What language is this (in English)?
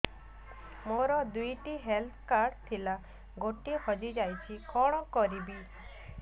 Odia